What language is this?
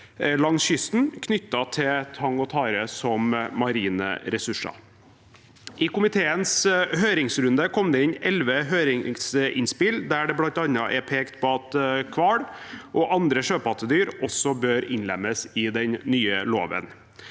Norwegian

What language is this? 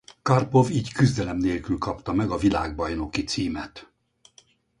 Hungarian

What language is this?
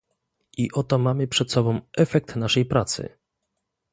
Polish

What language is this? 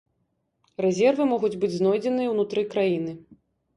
Belarusian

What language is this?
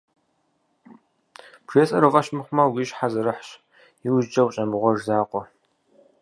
Kabardian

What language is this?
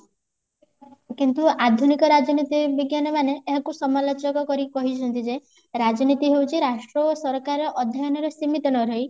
Odia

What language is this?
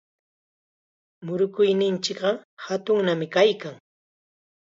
Chiquián Ancash Quechua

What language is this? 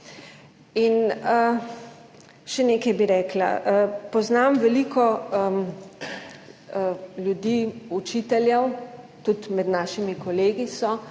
Slovenian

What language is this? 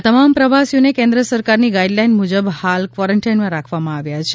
Gujarati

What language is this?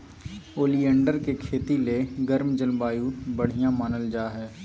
Magahi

